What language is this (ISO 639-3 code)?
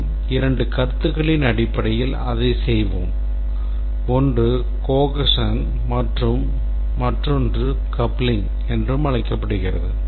tam